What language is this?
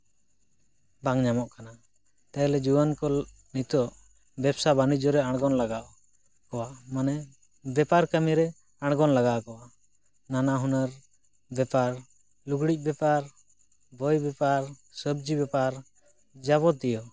Santali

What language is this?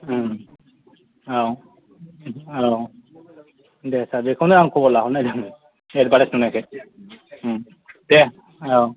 Bodo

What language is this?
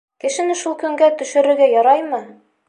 Bashkir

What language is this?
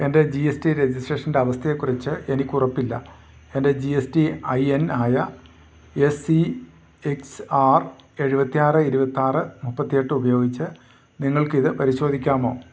Malayalam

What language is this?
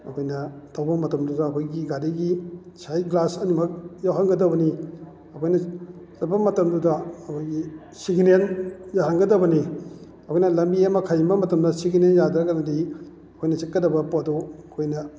Manipuri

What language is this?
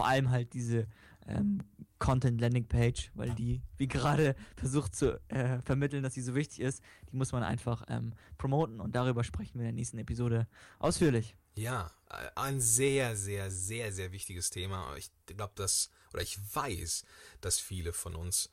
German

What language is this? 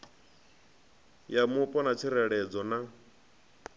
Venda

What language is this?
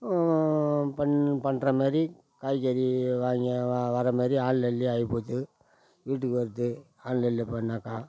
Tamil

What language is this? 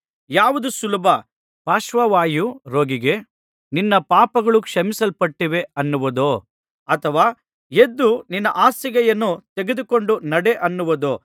Kannada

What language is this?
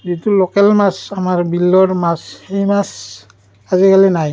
Assamese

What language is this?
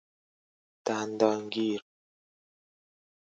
Persian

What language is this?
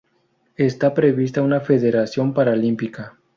Spanish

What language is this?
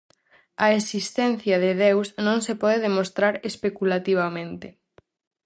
Galician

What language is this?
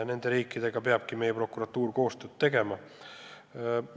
Estonian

